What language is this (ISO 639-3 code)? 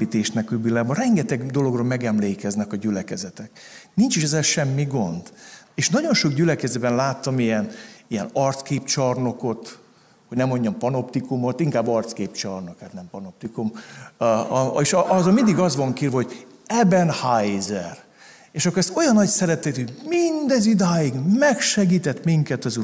hun